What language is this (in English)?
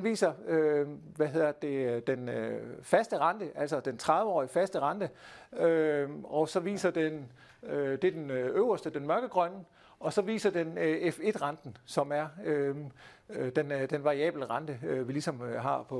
Danish